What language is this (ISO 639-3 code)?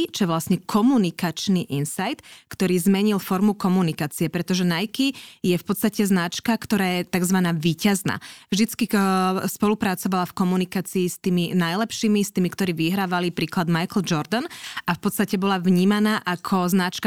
slk